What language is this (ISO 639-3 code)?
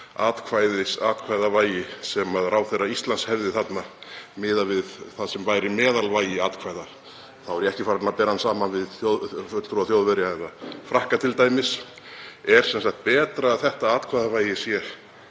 isl